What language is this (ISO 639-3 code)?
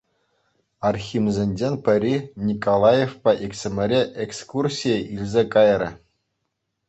chv